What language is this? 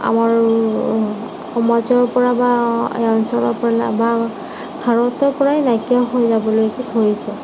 Assamese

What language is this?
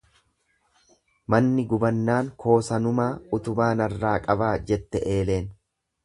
Oromo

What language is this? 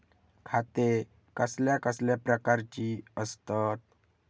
Marathi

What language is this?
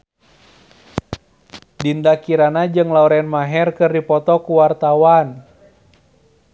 Sundanese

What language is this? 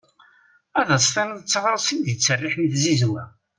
Kabyle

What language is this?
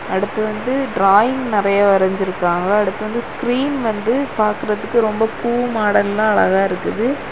Tamil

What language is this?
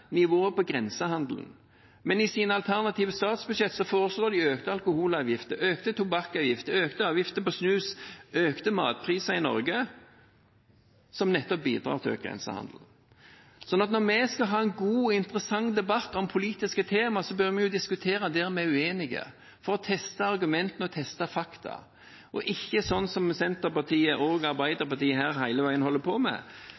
Norwegian Bokmål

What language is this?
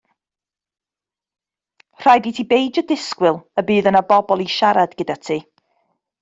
Welsh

